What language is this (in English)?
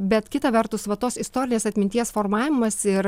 Lithuanian